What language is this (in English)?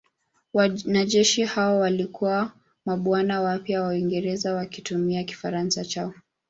Swahili